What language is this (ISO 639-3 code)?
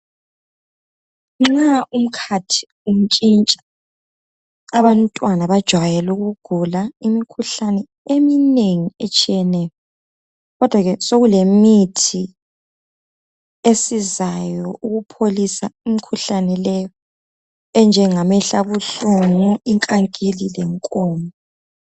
nde